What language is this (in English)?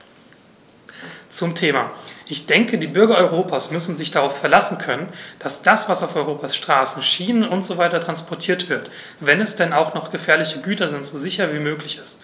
German